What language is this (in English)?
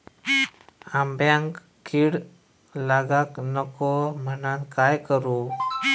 Marathi